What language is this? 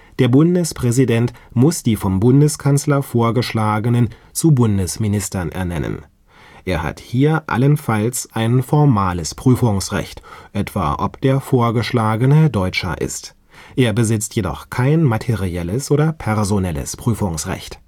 German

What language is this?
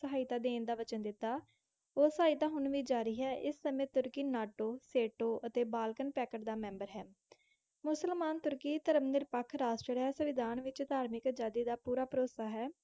Punjabi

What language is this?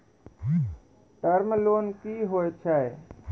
Maithili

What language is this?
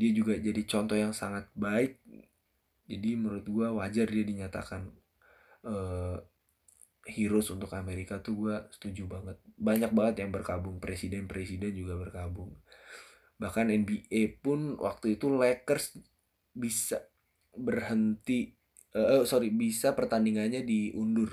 Indonesian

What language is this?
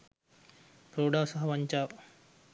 Sinhala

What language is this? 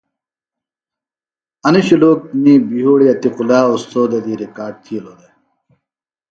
Phalura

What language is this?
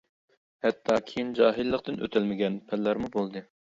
Uyghur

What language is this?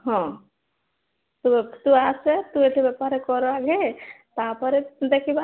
Odia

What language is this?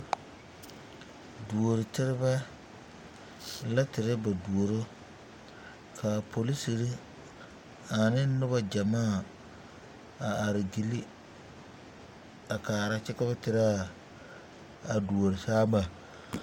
Southern Dagaare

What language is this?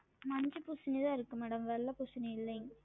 Tamil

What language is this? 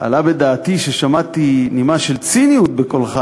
Hebrew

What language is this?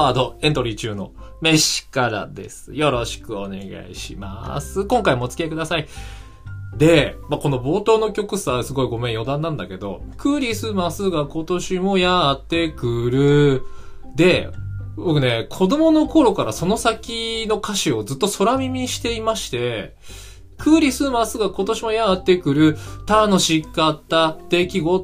Japanese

